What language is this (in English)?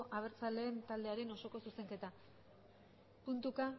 Basque